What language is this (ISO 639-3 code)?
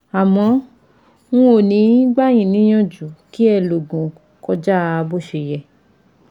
yor